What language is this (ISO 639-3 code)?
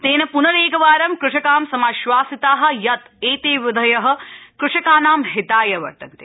san